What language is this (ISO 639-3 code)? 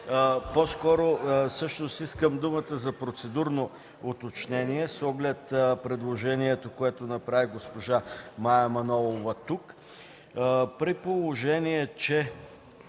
bul